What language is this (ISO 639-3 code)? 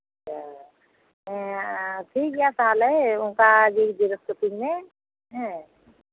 sat